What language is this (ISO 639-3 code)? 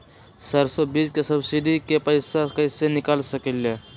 mag